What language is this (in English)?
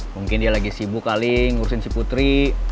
Indonesian